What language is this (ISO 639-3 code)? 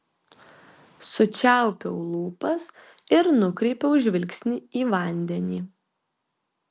lit